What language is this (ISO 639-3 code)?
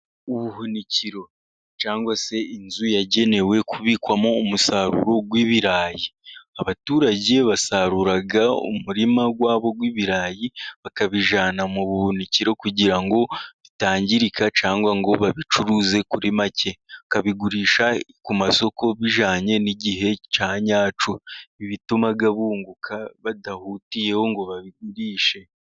kin